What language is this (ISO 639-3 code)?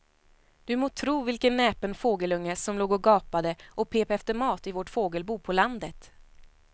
swe